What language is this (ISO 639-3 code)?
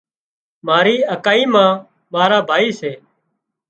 kxp